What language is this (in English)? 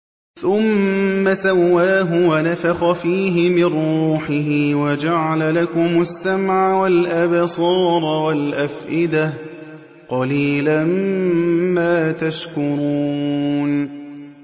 Arabic